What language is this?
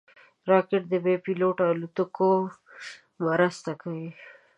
Pashto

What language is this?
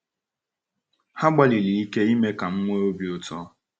Igbo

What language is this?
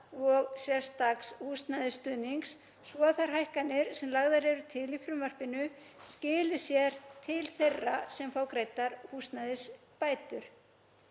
Icelandic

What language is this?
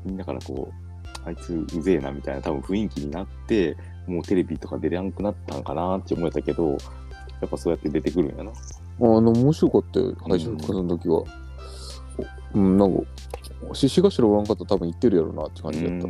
Japanese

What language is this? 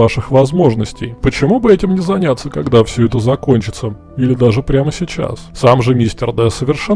Russian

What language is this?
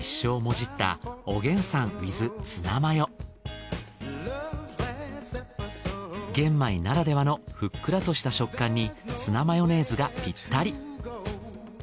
Japanese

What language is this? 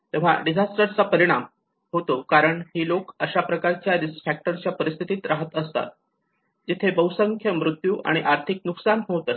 Marathi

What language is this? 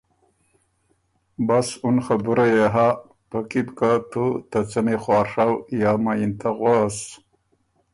Ormuri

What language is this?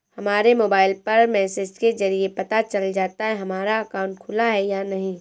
Hindi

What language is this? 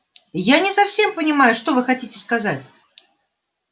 Russian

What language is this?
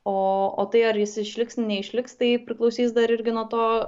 Lithuanian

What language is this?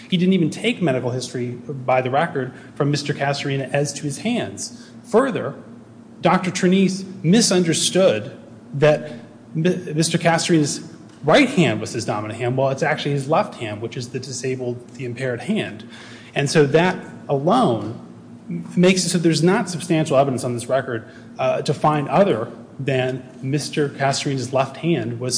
English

